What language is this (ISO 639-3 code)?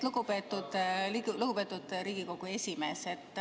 est